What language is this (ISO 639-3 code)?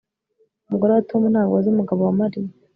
kin